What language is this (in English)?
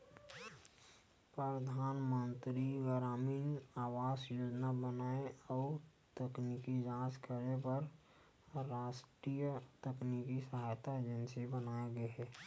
Chhattisgarhi